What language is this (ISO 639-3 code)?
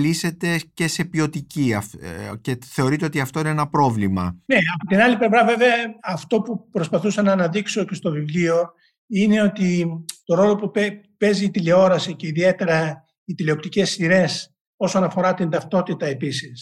ell